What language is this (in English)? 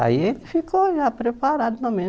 Portuguese